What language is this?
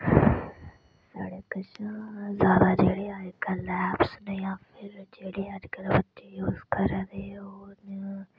Dogri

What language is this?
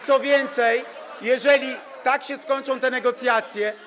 Polish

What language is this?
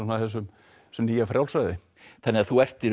Icelandic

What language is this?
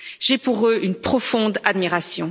French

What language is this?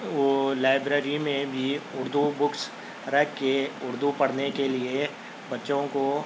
Urdu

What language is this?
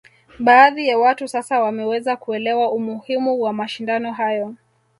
Swahili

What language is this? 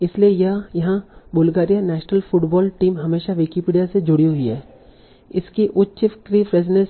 Hindi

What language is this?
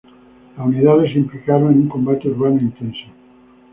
Spanish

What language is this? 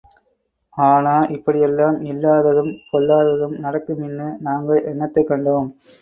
Tamil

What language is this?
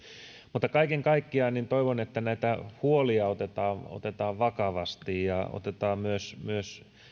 Finnish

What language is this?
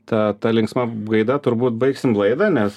Lithuanian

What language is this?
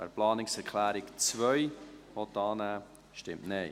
Swiss German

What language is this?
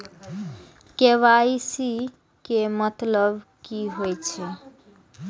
Maithili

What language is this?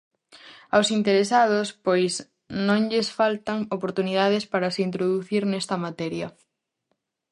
Galician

